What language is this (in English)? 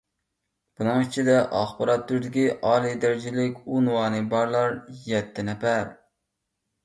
Uyghur